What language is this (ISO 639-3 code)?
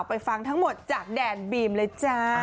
tha